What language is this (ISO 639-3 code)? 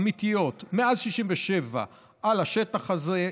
heb